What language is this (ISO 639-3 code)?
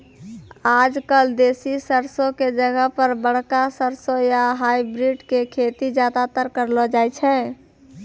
mai